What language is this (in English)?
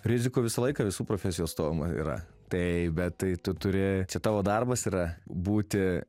Lithuanian